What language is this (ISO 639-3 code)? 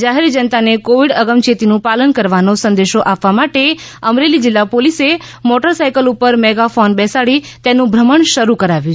guj